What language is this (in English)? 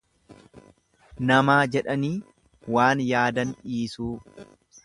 Oromo